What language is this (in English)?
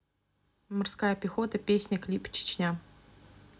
Russian